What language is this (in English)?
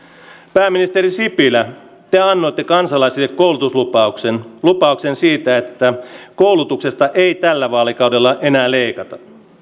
Finnish